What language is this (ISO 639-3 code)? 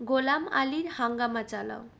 ben